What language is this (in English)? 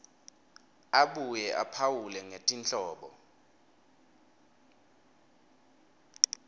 Swati